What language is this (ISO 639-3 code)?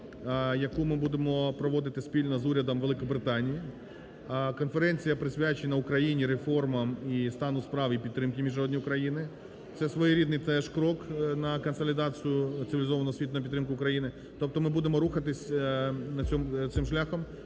ukr